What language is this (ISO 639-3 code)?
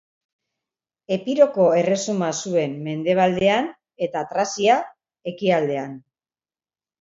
eus